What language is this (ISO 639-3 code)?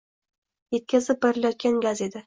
uzb